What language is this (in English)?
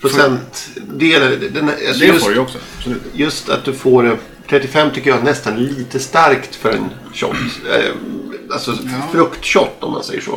Swedish